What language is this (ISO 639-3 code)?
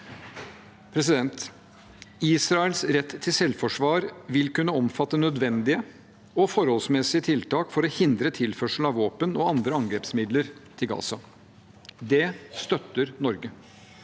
nor